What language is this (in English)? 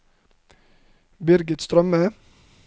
Norwegian